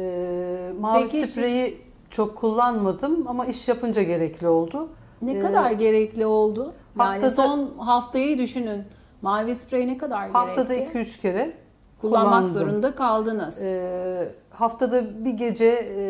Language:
Turkish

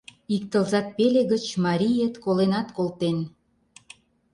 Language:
Mari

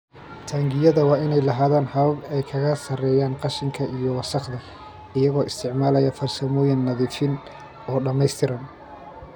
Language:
Somali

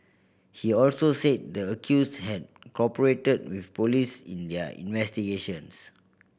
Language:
English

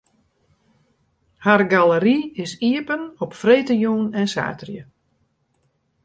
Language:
Western Frisian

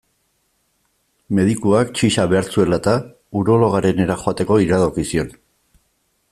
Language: Basque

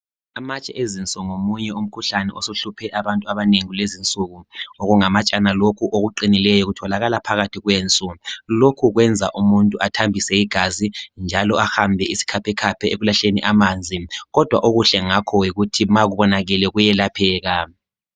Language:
North Ndebele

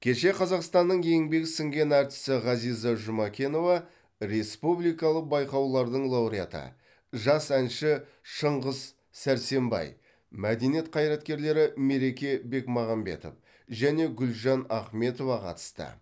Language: Kazakh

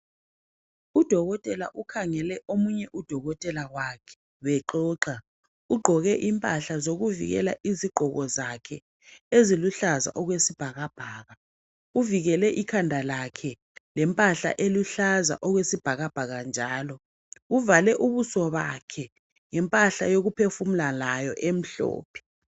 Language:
North Ndebele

